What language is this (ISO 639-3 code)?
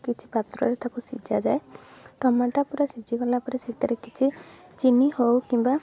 ori